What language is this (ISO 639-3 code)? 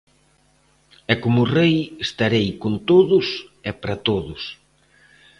glg